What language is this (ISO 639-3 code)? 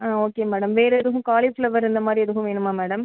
tam